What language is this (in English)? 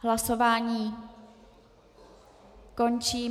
Czech